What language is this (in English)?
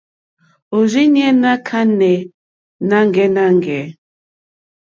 Mokpwe